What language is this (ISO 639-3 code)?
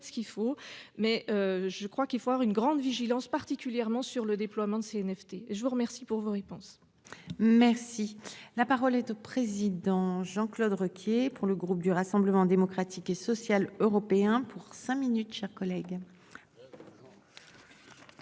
fra